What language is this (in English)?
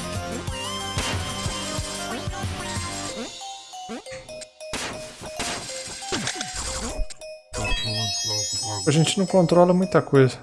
Portuguese